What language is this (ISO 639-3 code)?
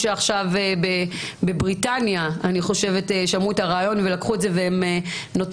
heb